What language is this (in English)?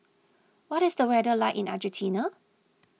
English